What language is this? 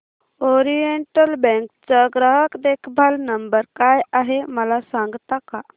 Marathi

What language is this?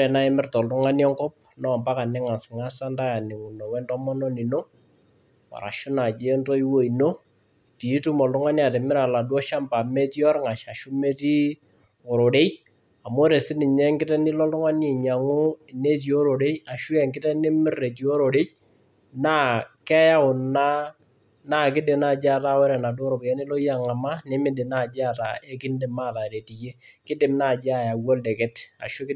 Masai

